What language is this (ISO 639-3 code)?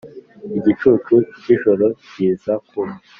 kin